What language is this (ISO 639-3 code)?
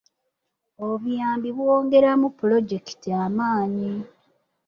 lug